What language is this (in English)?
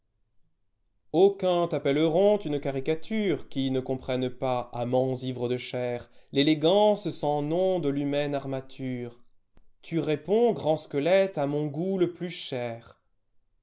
French